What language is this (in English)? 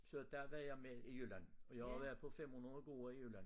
Danish